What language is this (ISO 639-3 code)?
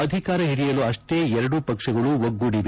kan